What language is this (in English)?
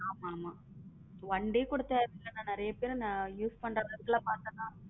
Tamil